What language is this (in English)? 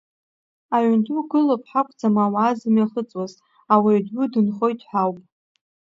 Abkhazian